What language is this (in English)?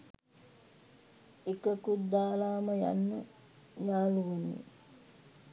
Sinhala